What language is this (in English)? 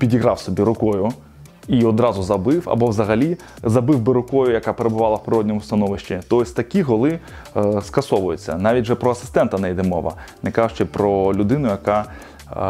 Ukrainian